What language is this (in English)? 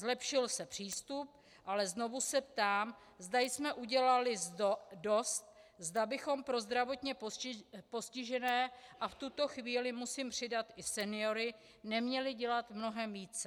Czech